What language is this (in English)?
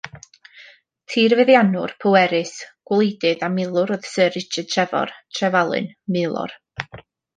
Welsh